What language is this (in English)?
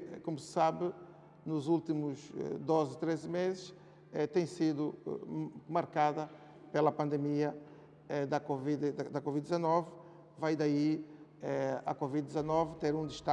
Portuguese